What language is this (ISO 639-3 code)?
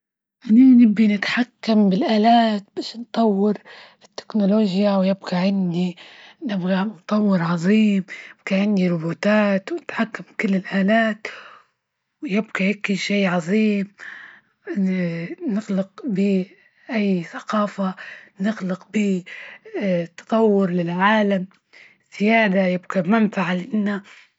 ayl